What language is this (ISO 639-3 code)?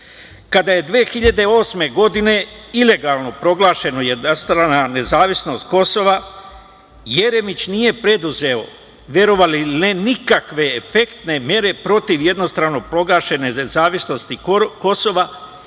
srp